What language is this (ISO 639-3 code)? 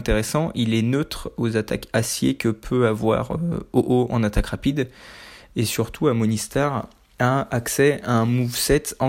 fra